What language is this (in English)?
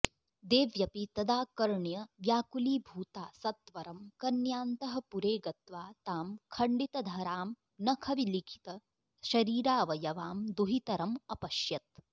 Sanskrit